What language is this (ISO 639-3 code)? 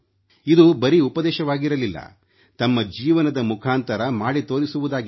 kan